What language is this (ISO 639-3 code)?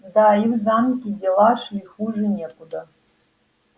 rus